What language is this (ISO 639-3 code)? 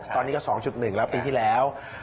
tha